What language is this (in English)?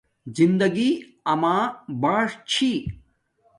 Domaaki